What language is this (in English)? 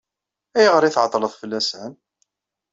Kabyle